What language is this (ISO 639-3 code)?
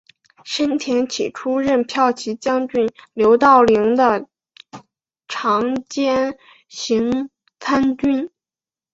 zho